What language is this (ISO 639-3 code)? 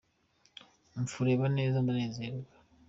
kin